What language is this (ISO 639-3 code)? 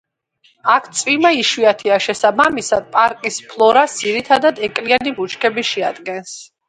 kat